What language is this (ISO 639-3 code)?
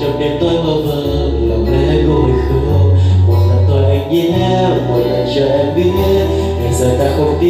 vie